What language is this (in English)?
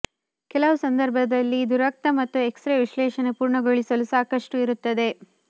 Kannada